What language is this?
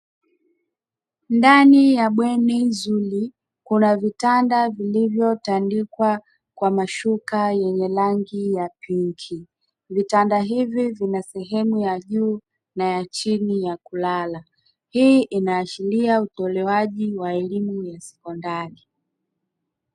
Swahili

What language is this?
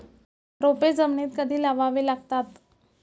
Marathi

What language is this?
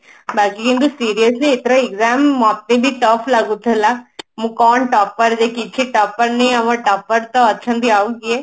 Odia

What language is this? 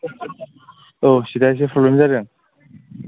Bodo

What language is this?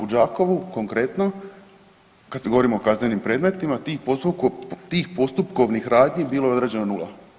Croatian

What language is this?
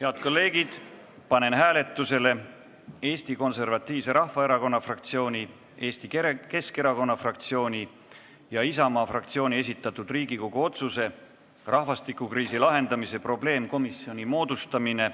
Estonian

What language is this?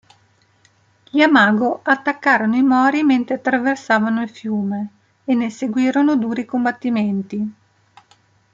Italian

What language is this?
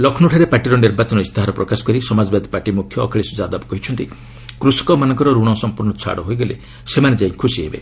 Odia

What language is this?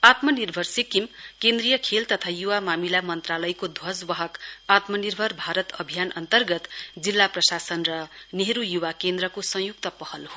Nepali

